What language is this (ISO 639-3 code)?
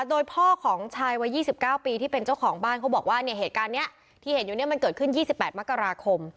tha